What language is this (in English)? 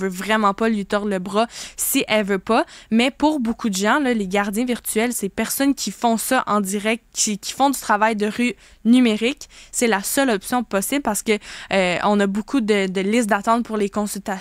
French